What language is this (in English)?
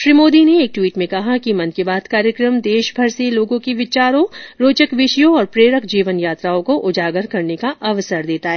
Hindi